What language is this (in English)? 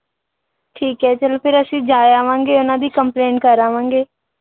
Punjabi